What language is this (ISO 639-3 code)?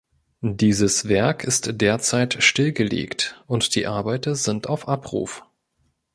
deu